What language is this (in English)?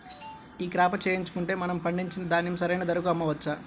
Telugu